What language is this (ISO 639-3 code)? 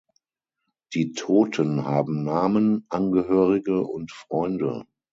deu